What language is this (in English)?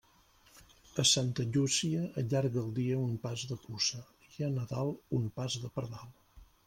Catalan